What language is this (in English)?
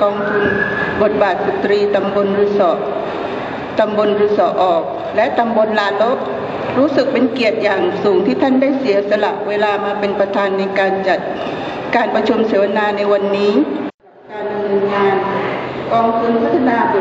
Thai